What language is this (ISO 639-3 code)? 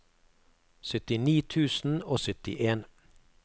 nor